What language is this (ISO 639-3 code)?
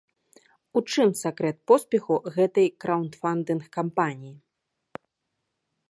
bel